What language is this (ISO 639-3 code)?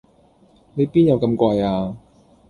yue